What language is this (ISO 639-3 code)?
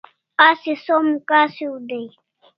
kls